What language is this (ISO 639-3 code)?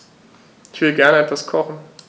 deu